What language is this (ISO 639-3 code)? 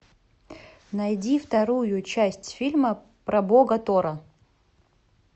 rus